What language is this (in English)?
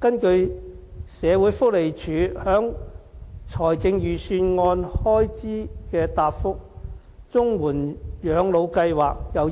Cantonese